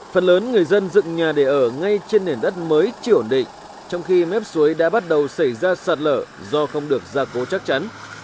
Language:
Vietnamese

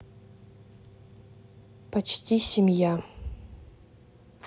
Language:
Russian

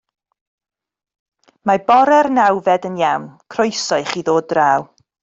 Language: Welsh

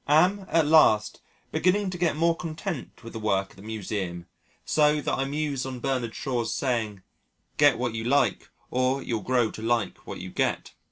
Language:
English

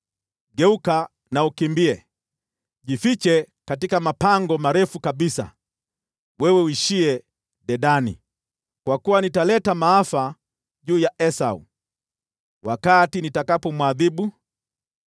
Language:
Swahili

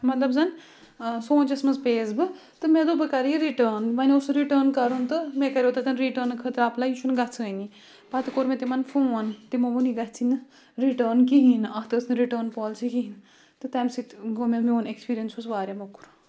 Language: Kashmiri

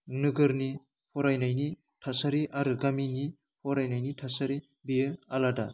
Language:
Bodo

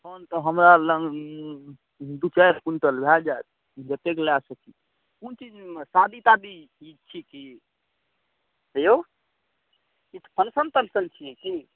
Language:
Maithili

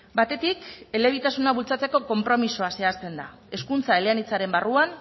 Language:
Basque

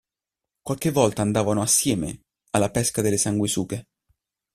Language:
Italian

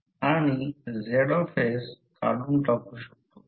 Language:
Marathi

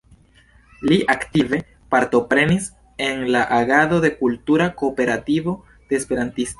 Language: Esperanto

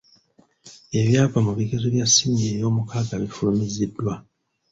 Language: Ganda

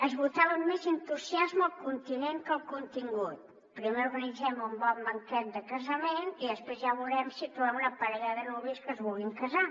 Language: Catalan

